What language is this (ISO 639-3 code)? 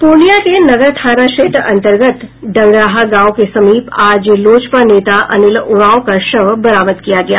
hin